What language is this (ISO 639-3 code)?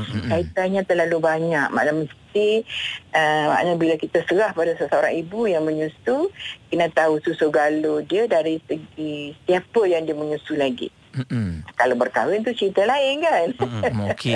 msa